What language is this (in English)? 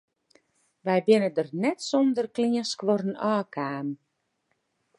Western Frisian